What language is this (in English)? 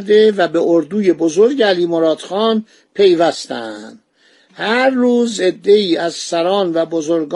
Persian